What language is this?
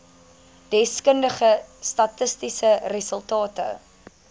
Afrikaans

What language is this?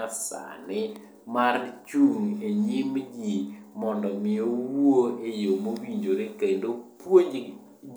Luo (Kenya and Tanzania)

